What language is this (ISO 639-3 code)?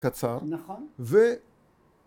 heb